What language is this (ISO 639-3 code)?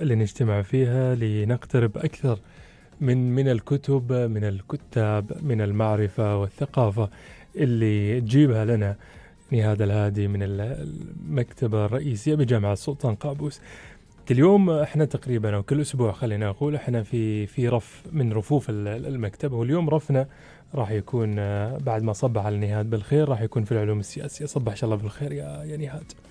ara